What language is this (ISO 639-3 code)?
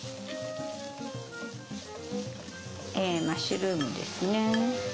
jpn